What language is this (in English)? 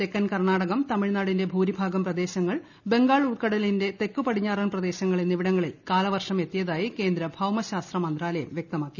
Malayalam